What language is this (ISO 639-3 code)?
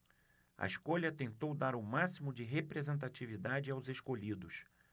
por